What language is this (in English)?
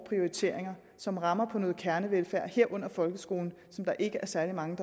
Danish